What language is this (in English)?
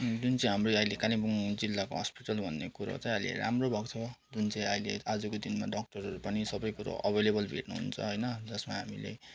Nepali